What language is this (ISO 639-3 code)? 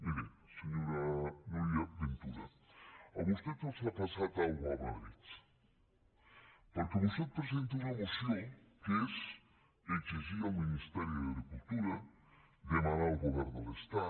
cat